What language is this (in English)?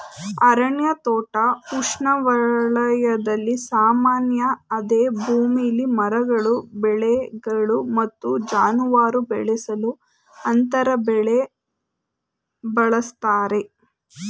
Kannada